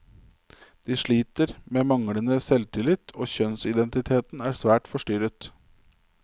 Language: Norwegian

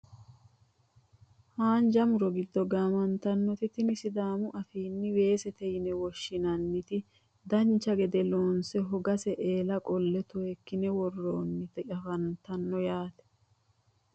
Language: Sidamo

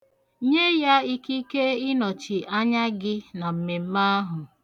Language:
Igbo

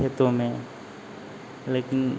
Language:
Hindi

